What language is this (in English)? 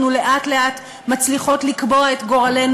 Hebrew